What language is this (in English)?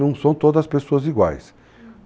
Portuguese